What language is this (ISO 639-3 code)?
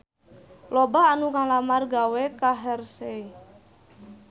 sun